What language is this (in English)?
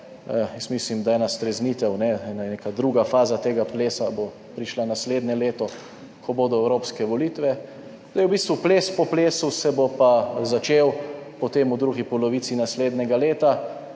Slovenian